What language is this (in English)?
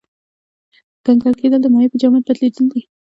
Pashto